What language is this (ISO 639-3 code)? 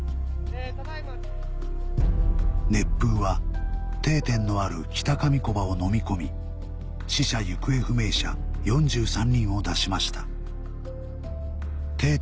jpn